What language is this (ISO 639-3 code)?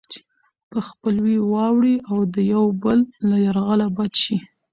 pus